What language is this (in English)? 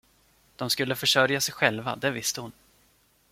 Swedish